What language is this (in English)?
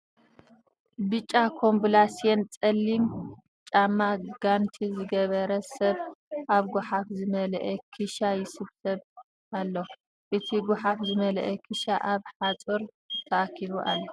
Tigrinya